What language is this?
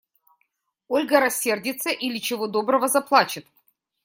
Russian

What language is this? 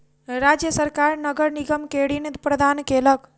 Maithili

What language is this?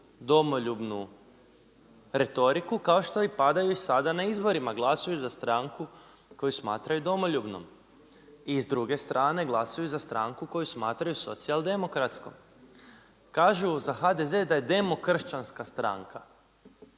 Croatian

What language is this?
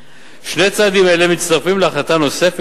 Hebrew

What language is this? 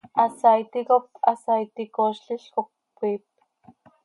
Seri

